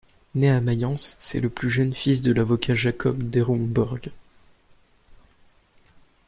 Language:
French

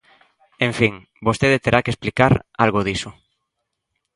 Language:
Galician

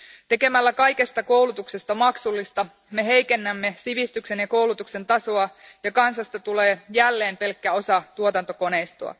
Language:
Finnish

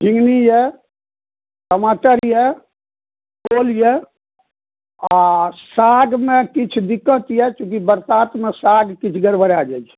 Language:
Maithili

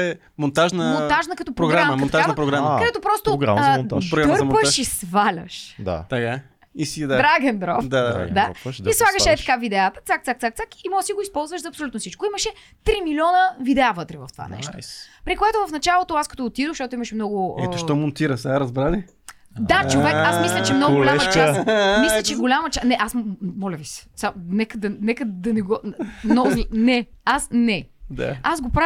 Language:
Bulgarian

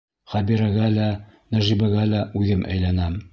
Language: Bashkir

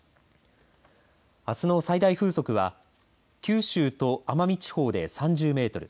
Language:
Japanese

